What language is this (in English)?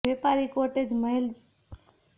Gujarati